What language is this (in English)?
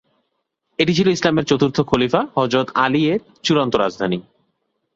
Bangla